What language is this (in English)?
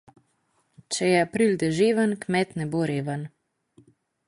Slovenian